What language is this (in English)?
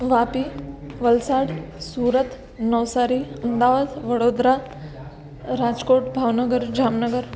Gujarati